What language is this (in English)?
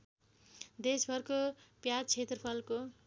Nepali